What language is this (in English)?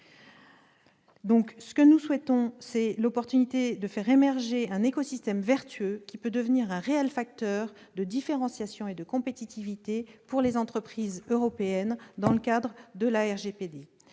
French